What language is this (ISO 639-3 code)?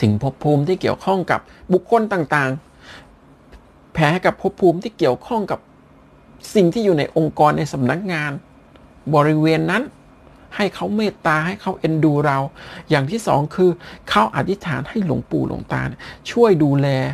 tha